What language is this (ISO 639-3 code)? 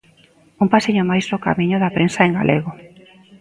glg